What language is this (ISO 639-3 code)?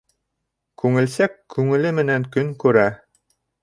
bak